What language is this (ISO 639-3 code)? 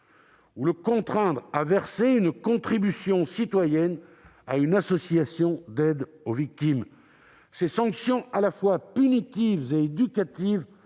fra